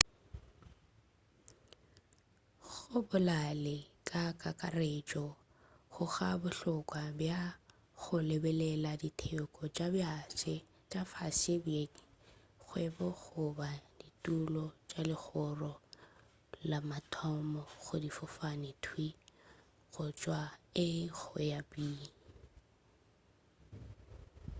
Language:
Northern Sotho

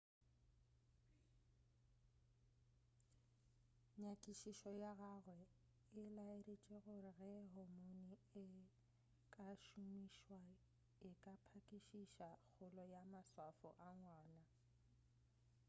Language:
Northern Sotho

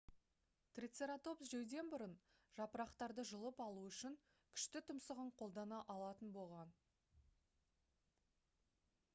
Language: Kazakh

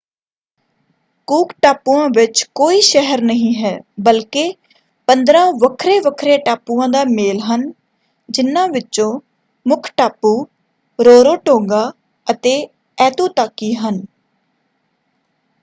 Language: Punjabi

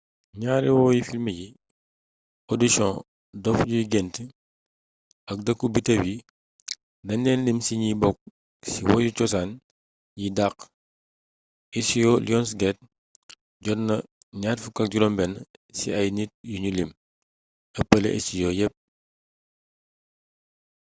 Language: Wolof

